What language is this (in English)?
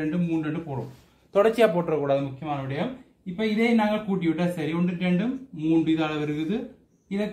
Romanian